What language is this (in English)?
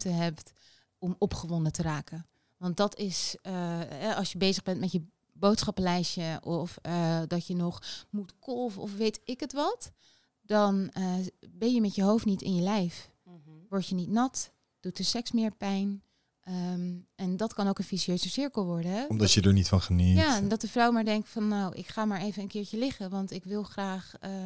Dutch